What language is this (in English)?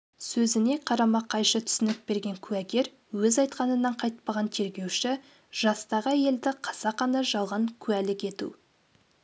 Kazakh